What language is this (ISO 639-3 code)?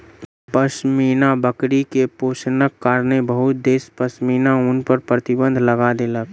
mai